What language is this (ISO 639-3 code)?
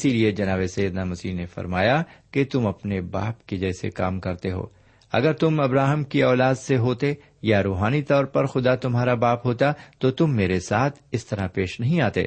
urd